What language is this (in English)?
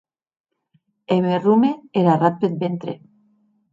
Occitan